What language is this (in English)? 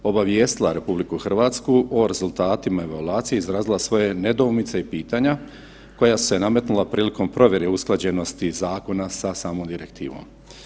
Croatian